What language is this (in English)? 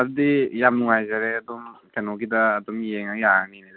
Manipuri